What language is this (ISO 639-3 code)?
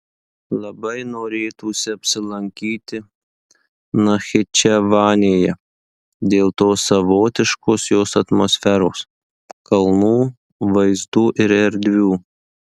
lit